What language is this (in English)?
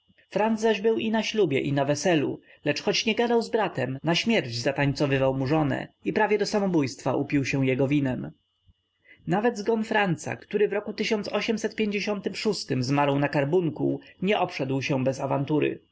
Polish